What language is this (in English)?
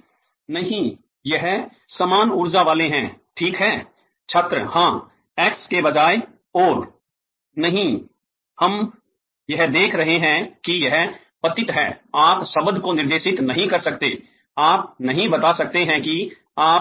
Hindi